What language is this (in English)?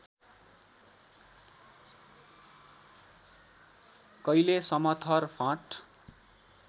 Nepali